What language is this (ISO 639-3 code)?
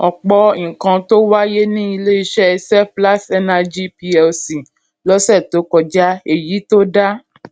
yor